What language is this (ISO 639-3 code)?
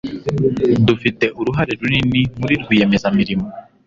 kin